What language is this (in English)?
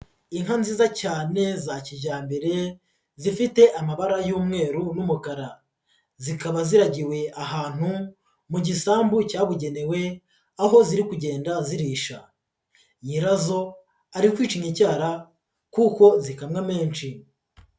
Kinyarwanda